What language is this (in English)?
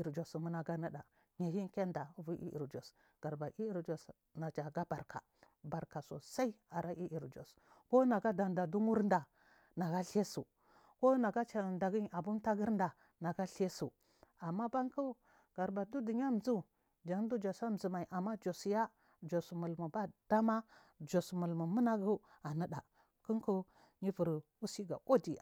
Marghi South